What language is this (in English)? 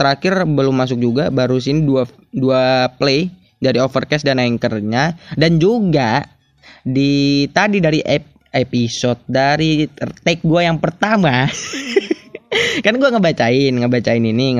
Indonesian